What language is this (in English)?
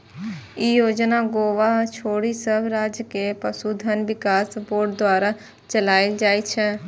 Maithili